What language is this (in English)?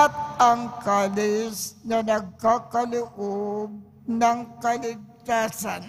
Filipino